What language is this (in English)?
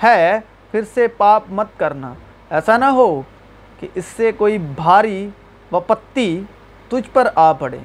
Urdu